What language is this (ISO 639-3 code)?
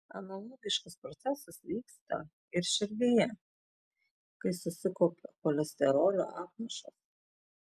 lit